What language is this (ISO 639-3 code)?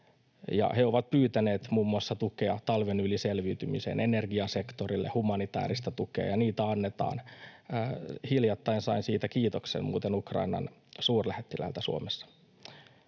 fin